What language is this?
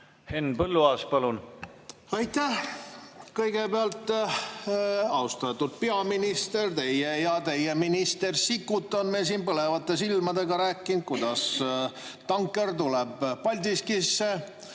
Estonian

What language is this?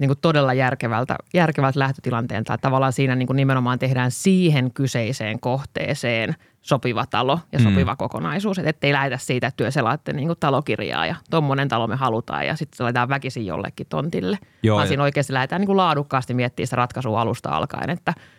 Finnish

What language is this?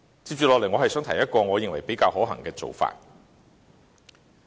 Cantonese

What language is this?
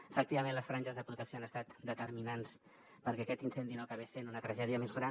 Catalan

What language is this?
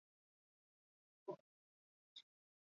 Basque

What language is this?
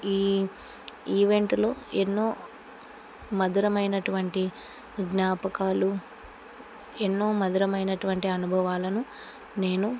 Telugu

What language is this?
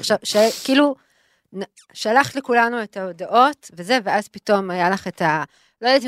Hebrew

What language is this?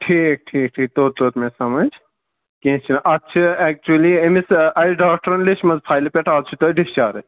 Kashmiri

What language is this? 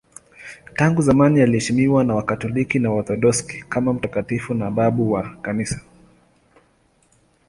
Swahili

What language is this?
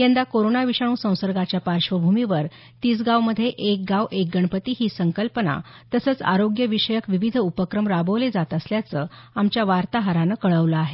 Marathi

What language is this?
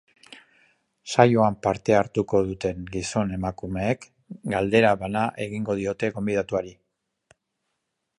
Basque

